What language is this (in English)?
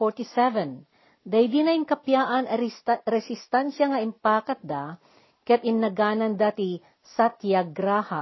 Filipino